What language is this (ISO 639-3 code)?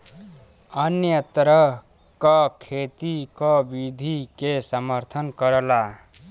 bho